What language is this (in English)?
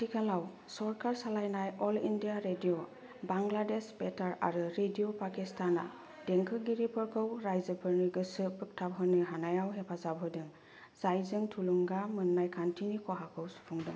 Bodo